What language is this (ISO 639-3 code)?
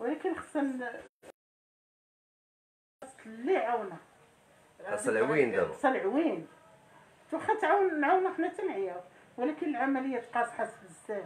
ara